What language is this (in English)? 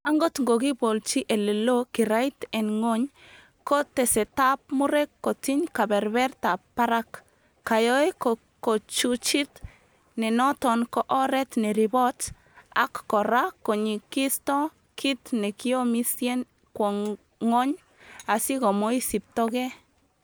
Kalenjin